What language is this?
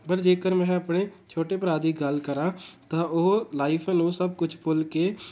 Punjabi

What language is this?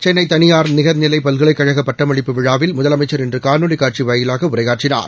Tamil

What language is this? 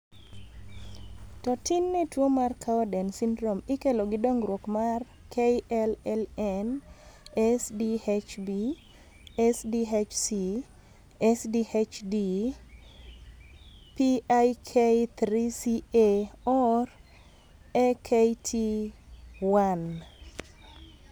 Luo (Kenya and Tanzania)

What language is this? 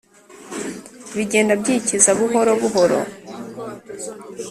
Kinyarwanda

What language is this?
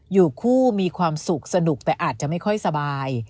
Thai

